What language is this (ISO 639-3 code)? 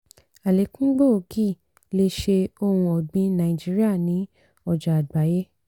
yor